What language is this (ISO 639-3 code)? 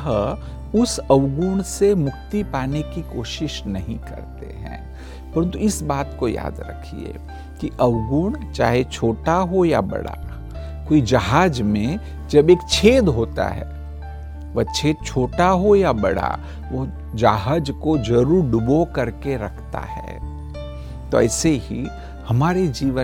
hin